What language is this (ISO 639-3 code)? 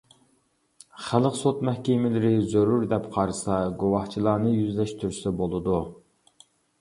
uig